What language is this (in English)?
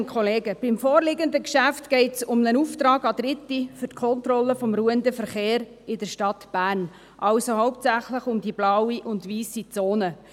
Swiss German